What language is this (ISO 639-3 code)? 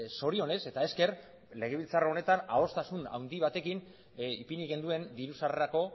eus